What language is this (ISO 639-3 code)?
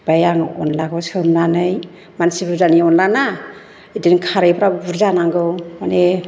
brx